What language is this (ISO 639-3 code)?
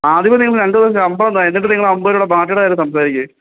mal